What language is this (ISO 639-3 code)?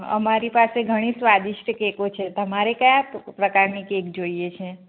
guj